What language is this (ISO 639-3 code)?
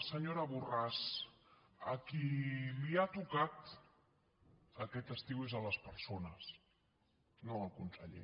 cat